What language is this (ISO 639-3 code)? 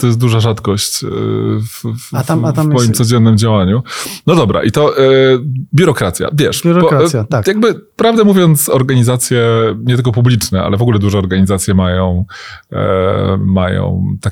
pol